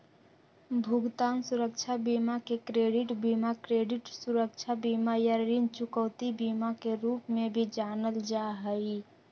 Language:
Magahi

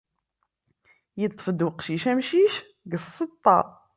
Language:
Kabyle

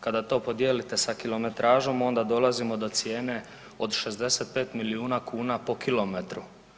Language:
Croatian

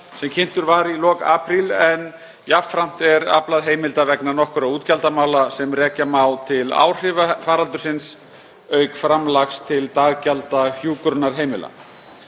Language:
Icelandic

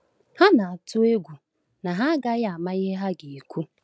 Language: Igbo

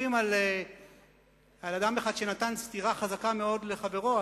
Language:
Hebrew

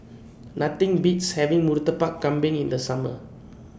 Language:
English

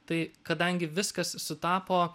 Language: Lithuanian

